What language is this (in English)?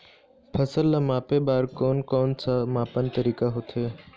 Chhattisgarhi